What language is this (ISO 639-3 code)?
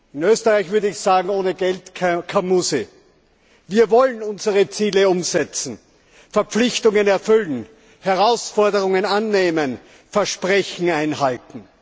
deu